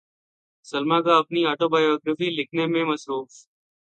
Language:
Urdu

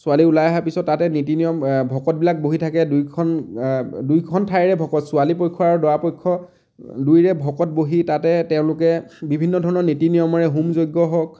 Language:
Assamese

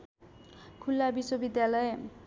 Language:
Nepali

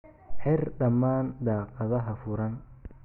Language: Somali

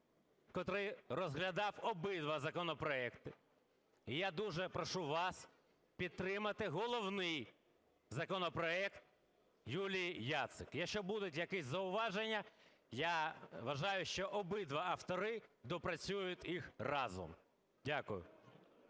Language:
Ukrainian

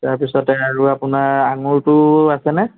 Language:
Assamese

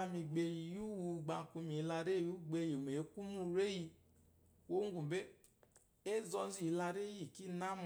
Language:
Eloyi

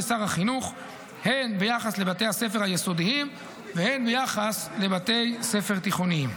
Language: Hebrew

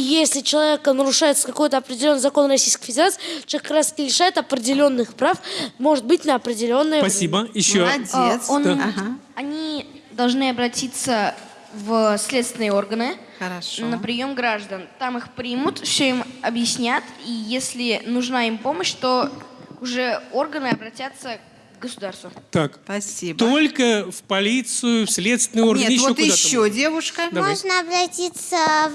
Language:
Russian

